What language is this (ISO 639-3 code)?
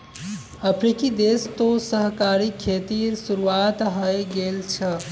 mag